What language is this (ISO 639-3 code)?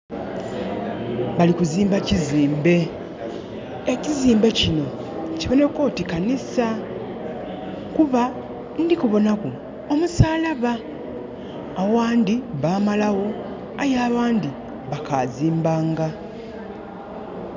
xog